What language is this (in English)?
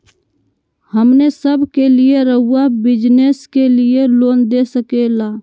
Magahi